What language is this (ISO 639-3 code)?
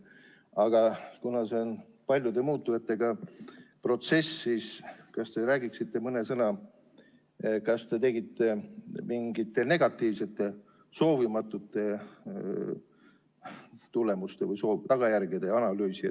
est